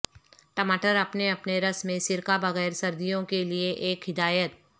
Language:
Urdu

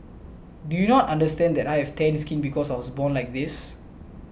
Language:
English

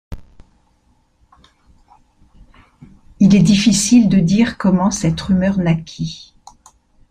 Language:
French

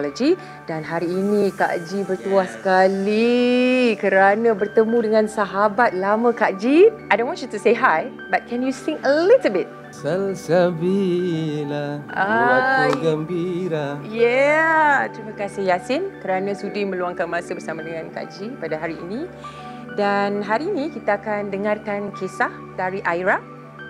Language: Malay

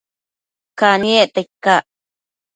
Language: Matsés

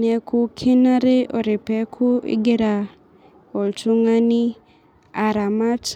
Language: Masai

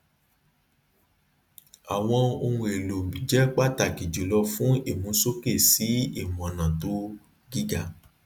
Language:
Yoruba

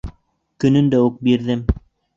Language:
Bashkir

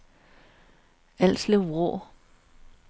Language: Danish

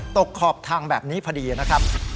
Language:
Thai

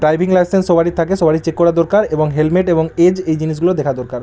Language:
Bangla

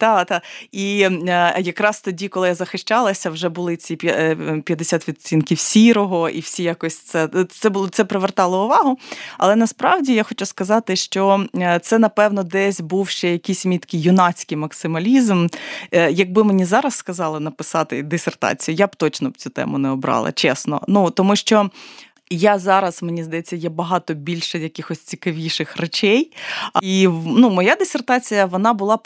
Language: Ukrainian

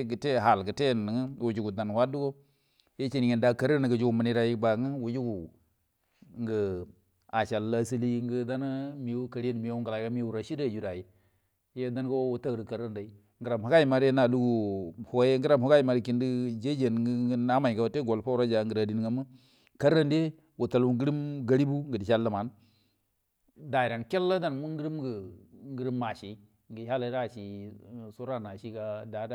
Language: Buduma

